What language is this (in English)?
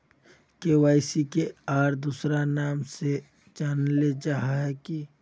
Magahi